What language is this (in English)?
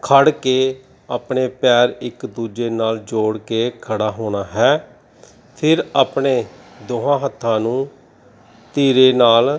Punjabi